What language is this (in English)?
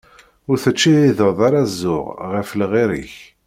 Kabyle